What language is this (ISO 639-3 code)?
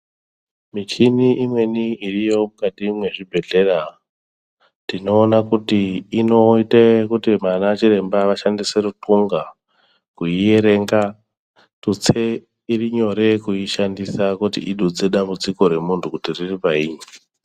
ndc